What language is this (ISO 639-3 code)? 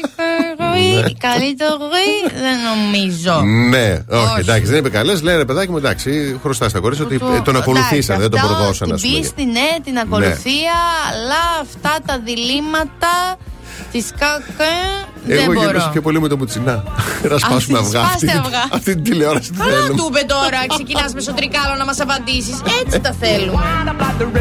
ell